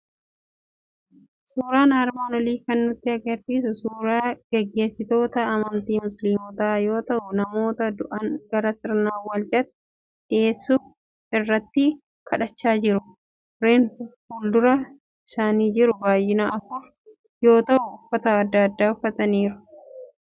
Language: Oromo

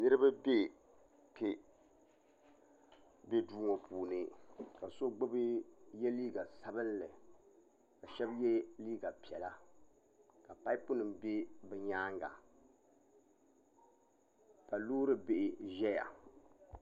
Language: Dagbani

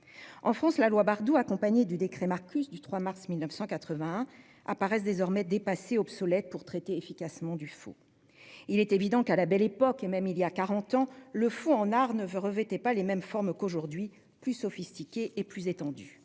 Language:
French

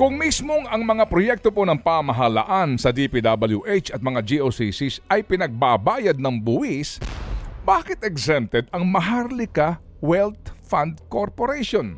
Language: Filipino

